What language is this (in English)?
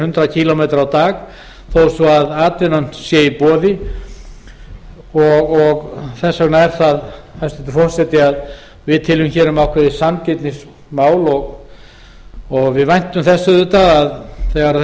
Icelandic